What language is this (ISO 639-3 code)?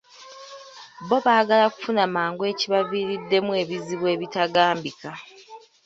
lug